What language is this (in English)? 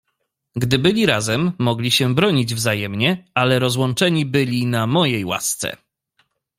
Polish